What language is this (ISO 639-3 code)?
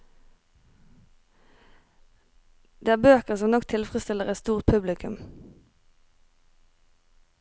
nor